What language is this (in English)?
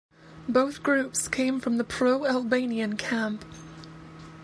English